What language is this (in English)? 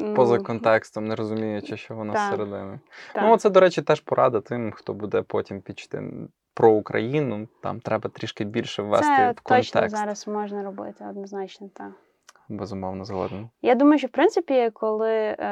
Ukrainian